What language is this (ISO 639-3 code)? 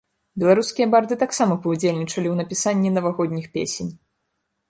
bel